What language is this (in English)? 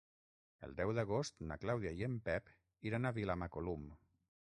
Catalan